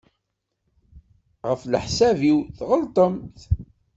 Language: Kabyle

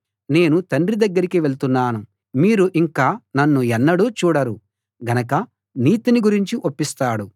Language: Telugu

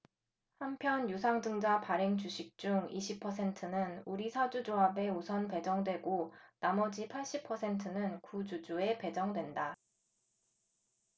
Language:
Korean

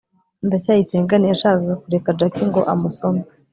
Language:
Kinyarwanda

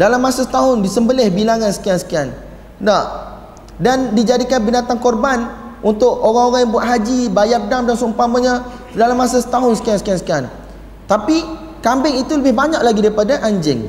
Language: Malay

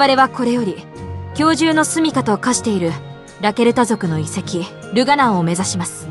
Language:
Japanese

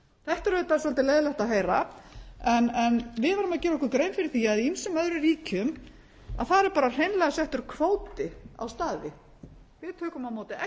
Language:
Icelandic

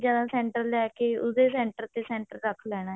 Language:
Punjabi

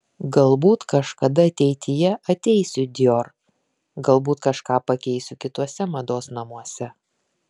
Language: Lithuanian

